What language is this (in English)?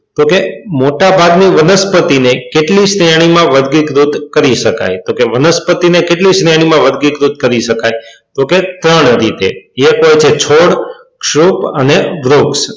Gujarati